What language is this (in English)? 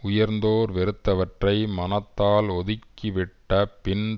Tamil